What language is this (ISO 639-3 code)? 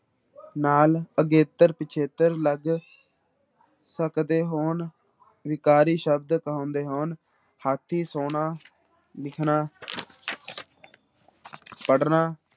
pan